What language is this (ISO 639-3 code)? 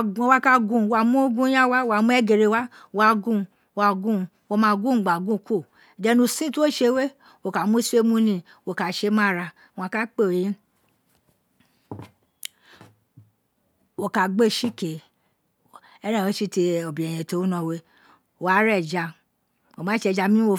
its